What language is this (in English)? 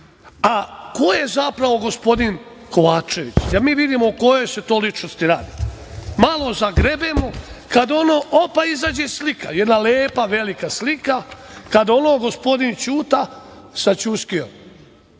Serbian